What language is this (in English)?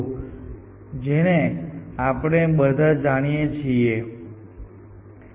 Gujarati